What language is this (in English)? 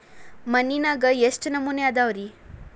Kannada